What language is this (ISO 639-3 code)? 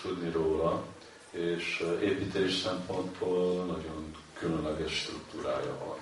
hun